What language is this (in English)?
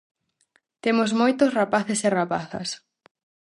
Galician